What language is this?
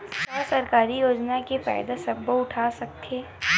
Chhattisgarhi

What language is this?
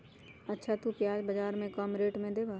Magahi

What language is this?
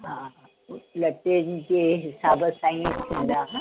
Sindhi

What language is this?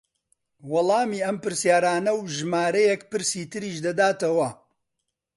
Central Kurdish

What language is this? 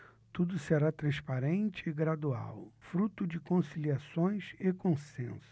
Portuguese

